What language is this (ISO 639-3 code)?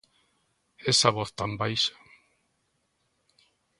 glg